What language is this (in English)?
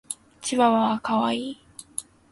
Japanese